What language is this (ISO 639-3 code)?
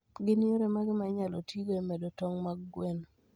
luo